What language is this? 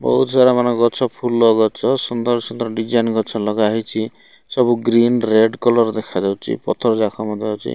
Odia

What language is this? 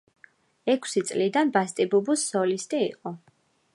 Georgian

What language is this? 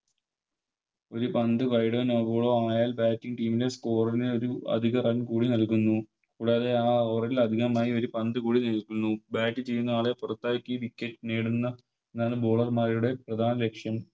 Malayalam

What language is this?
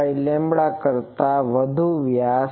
Gujarati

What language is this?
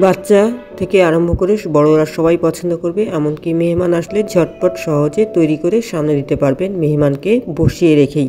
Turkish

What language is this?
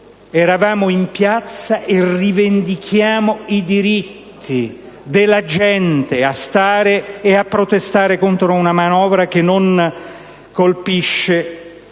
Italian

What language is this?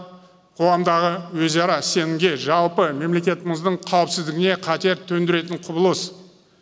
Kazakh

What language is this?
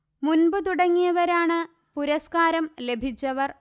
Malayalam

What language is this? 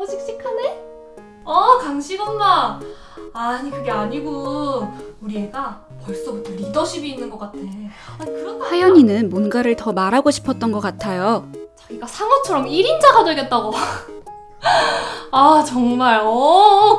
Korean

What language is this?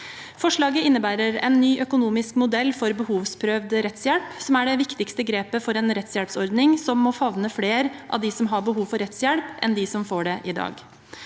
Norwegian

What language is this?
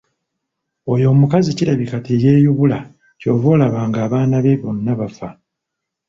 Ganda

